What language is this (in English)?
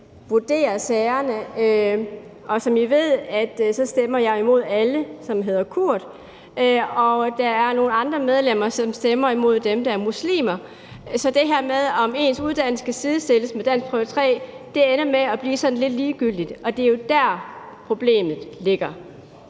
Danish